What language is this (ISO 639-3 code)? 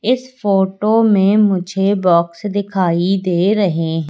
hin